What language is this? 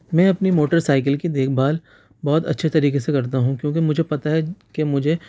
Urdu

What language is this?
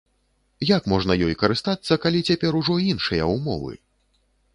Belarusian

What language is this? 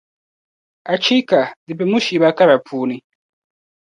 Dagbani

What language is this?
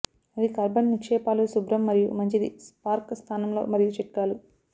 Telugu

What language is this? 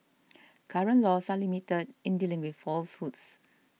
English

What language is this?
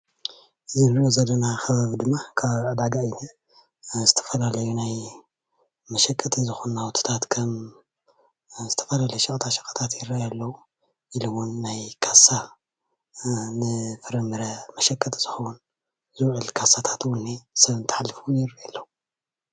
Tigrinya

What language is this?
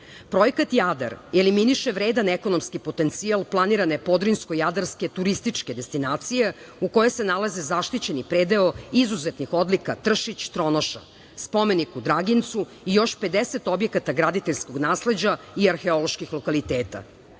Serbian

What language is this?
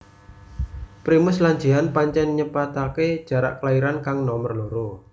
Javanese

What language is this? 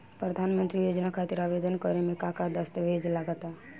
Bhojpuri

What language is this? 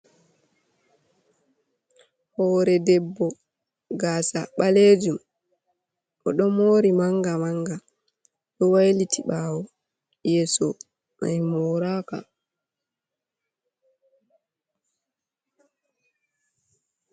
Fula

